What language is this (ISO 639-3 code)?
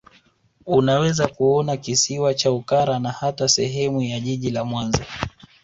swa